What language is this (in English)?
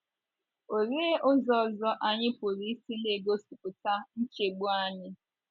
Igbo